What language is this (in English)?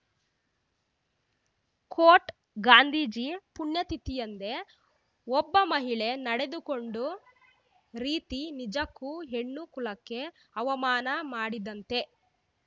Kannada